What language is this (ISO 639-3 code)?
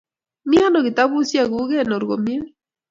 kln